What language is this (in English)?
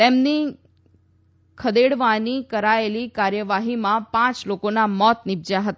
Gujarati